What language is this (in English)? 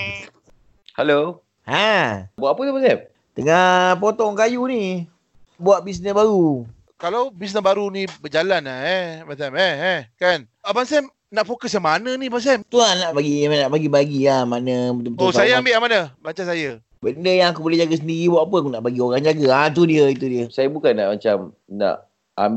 Malay